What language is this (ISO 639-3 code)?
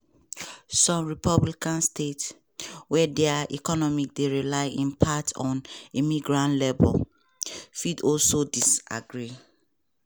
pcm